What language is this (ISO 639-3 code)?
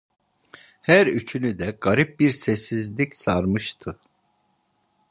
tur